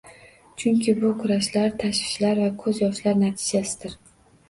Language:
Uzbek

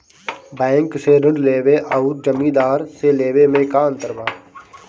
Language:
Bhojpuri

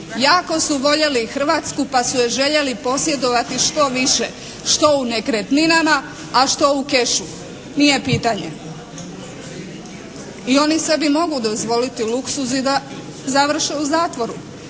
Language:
Croatian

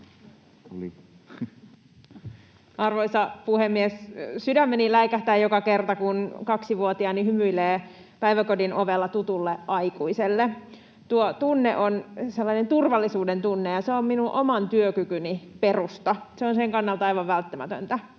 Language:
Finnish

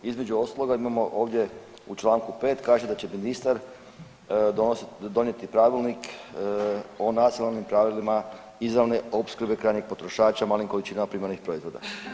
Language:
Croatian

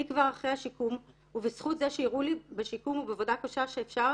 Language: Hebrew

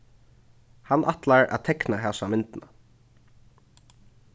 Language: Faroese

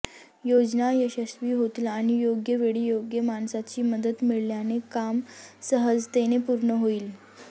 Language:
Marathi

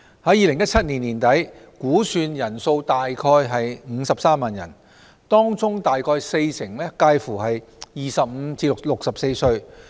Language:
Cantonese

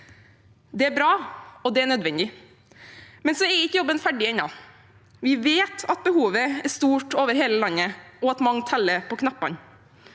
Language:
Norwegian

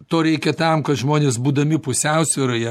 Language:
Lithuanian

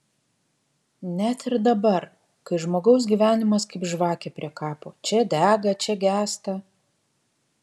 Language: Lithuanian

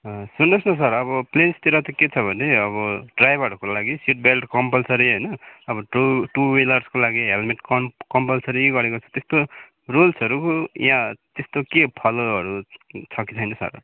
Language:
Nepali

